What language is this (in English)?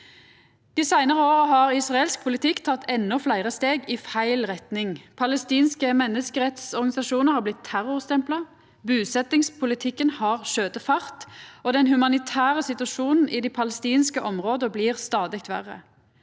Norwegian